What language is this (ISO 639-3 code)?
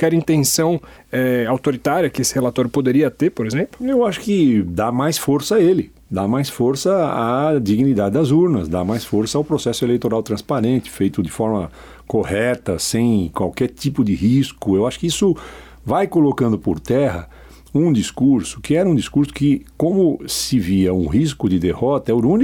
por